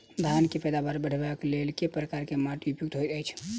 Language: Maithili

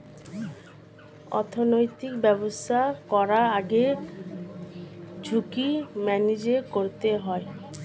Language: Bangla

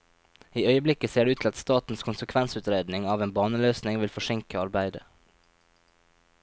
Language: Norwegian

